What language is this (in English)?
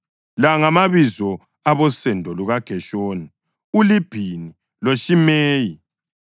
North Ndebele